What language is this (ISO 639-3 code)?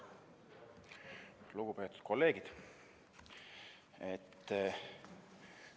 est